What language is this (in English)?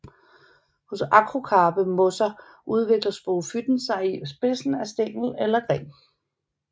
Danish